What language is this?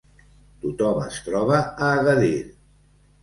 Catalan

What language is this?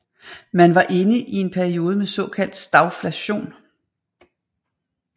Danish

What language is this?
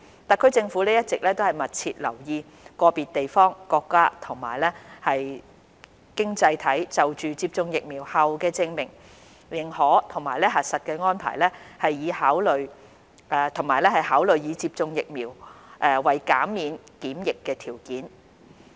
Cantonese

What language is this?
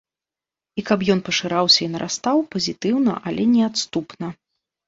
Belarusian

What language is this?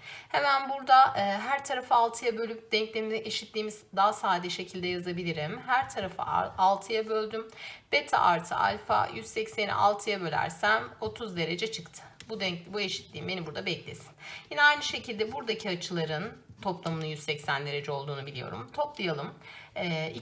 Turkish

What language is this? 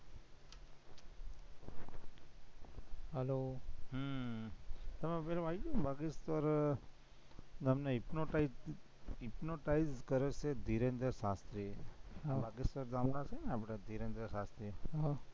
Gujarati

